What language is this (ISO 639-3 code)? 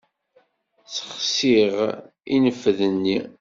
kab